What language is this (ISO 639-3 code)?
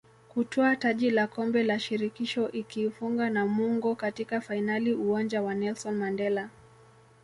swa